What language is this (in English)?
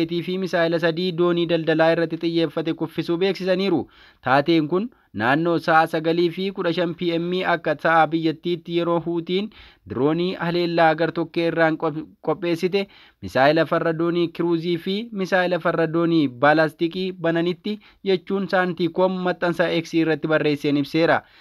Filipino